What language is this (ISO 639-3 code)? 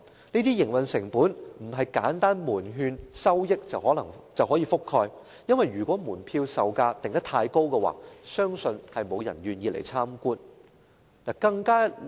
yue